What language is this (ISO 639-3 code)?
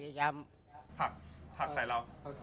tha